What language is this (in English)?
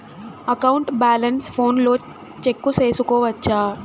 Telugu